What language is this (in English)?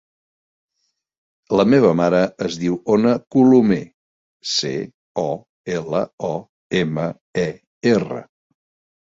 Catalan